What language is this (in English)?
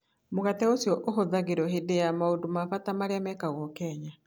Kikuyu